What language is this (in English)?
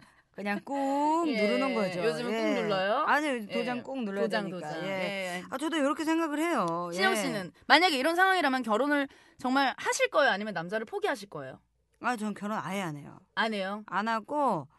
Korean